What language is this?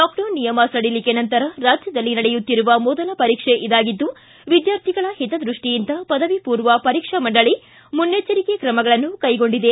Kannada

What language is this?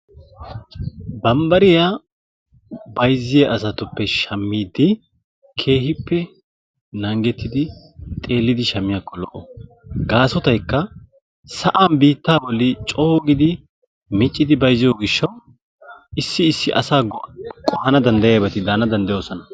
Wolaytta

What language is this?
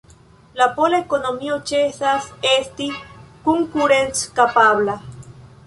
Esperanto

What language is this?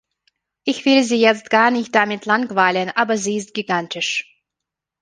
German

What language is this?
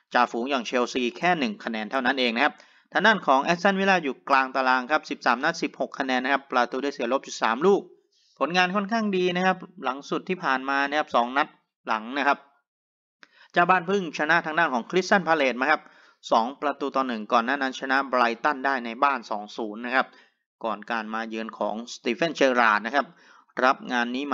Thai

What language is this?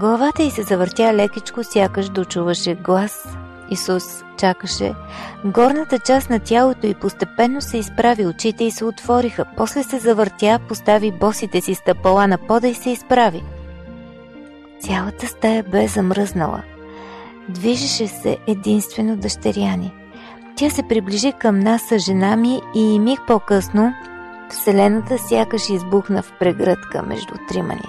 Bulgarian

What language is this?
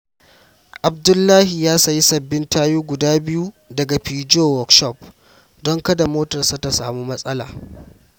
Hausa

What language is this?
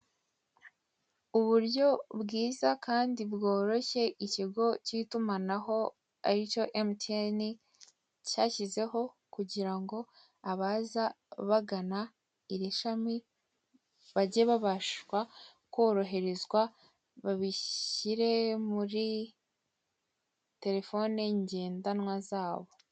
Kinyarwanda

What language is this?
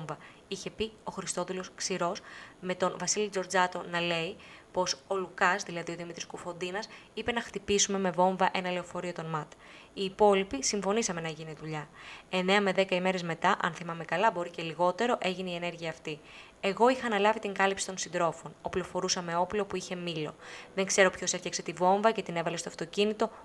Greek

